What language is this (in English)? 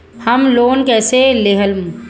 Bhojpuri